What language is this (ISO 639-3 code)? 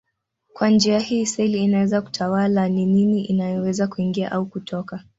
swa